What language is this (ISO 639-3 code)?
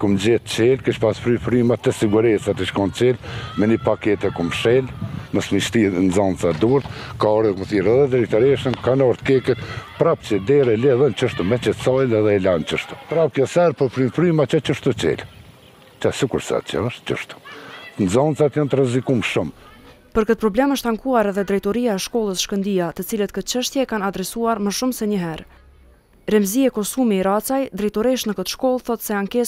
lav